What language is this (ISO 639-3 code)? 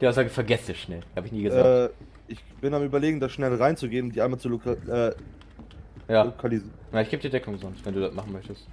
deu